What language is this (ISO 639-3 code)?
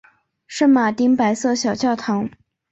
zho